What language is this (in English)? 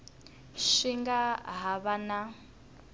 Tsonga